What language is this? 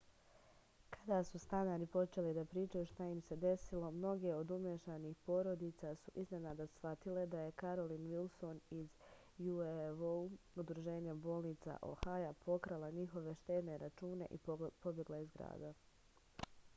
Serbian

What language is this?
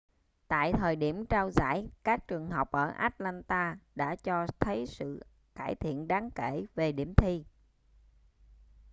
Vietnamese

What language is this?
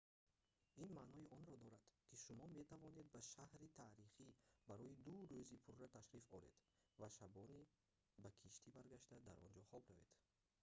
Tajik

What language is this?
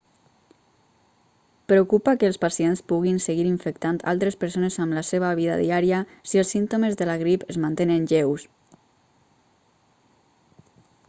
Catalan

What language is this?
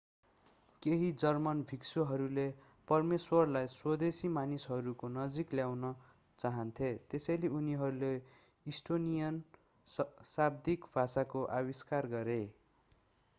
Nepali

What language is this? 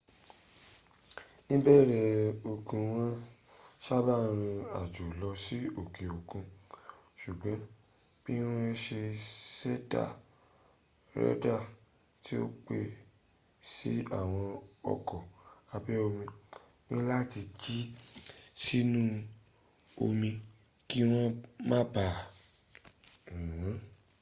Yoruba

